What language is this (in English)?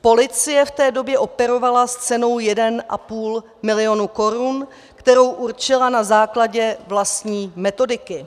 Czech